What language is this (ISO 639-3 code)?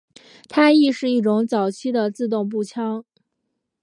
zho